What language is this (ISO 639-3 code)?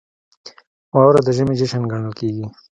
pus